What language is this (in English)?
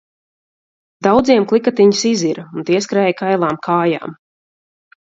Latvian